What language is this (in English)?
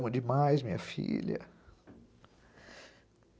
Portuguese